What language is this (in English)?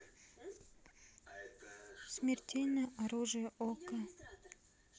Russian